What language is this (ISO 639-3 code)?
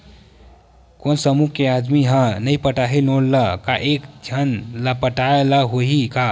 hne